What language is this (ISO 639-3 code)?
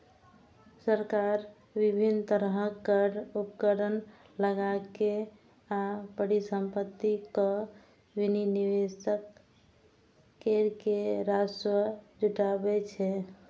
mai